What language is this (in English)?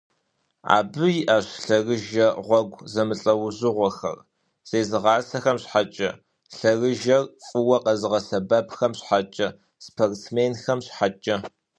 Kabardian